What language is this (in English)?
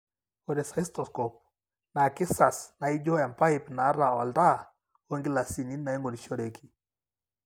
Masai